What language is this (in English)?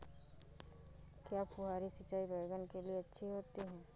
Hindi